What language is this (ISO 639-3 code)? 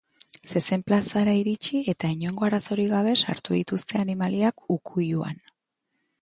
eus